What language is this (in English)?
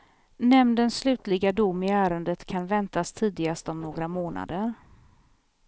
Swedish